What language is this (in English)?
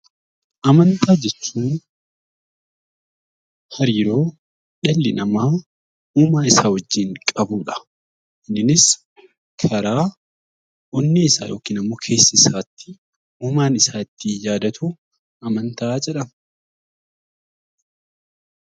Oromo